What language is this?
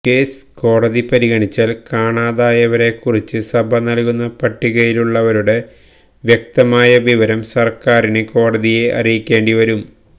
Malayalam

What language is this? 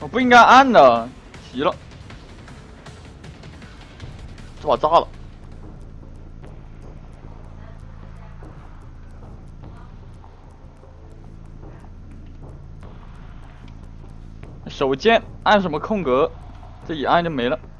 Chinese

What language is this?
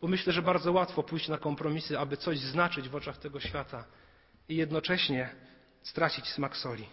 Polish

